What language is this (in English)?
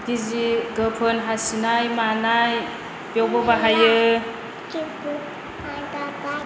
Bodo